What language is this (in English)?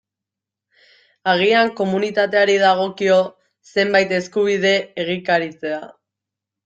Basque